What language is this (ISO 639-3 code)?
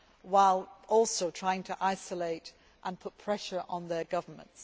eng